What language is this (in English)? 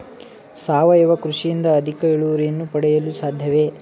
Kannada